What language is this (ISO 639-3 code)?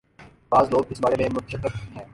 urd